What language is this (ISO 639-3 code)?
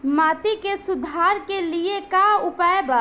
bho